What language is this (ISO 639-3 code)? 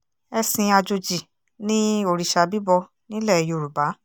yor